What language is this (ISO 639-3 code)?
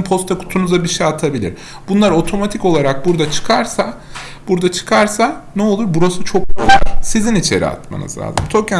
tur